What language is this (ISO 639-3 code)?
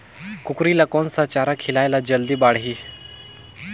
hne